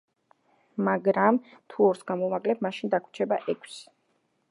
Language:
Georgian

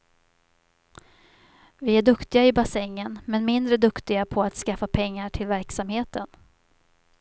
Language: Swedish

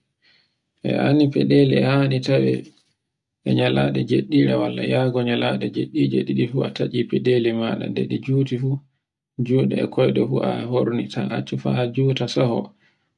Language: Borgu Fulfulde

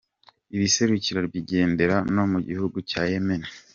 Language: Kinyarwanda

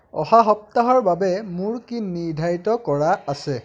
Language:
Assamese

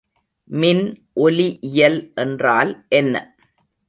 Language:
Tamil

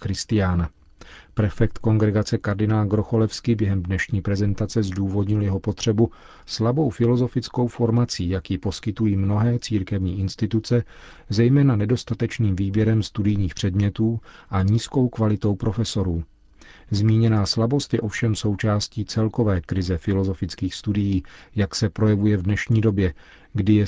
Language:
Czech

